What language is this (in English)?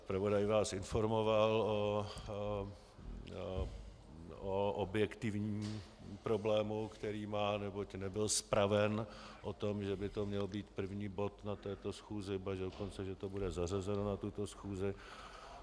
Czech